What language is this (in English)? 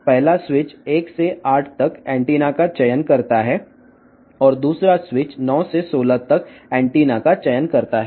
Telugu